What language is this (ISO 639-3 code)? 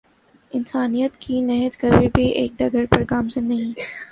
urd